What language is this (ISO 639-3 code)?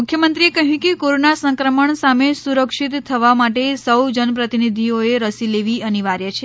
guj